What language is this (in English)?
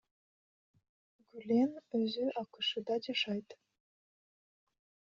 Kyrgyz